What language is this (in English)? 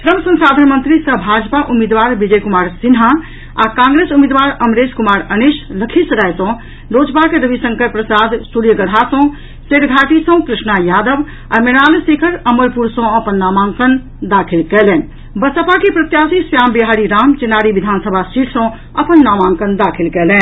Maithili